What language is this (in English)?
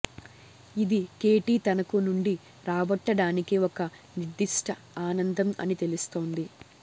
Telugu